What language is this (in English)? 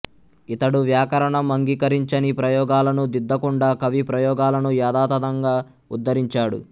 Telugu